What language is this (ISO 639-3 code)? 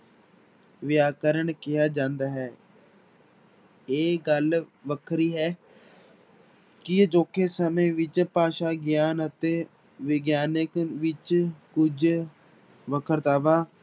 pan